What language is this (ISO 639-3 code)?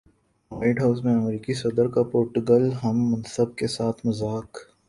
urd